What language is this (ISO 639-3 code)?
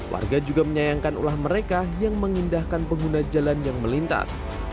ind